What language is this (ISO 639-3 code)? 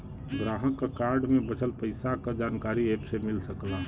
bho